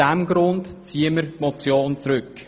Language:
Swiss German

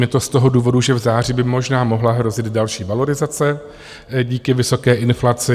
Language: Czech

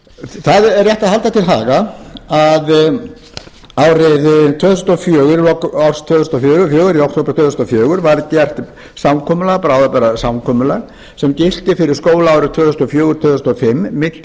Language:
Icelandic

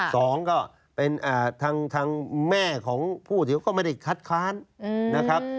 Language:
Thai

